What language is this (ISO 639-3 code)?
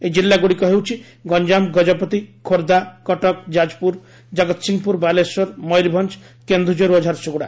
ori